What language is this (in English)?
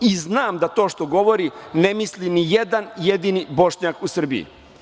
Serbian